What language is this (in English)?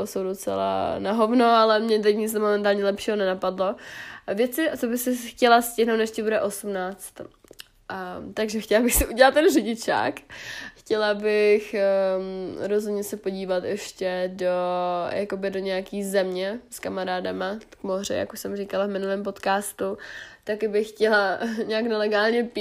Czech